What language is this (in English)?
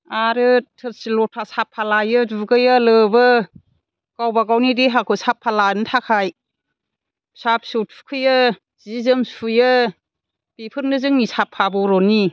Bodo